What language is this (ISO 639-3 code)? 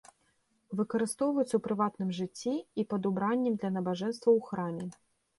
bel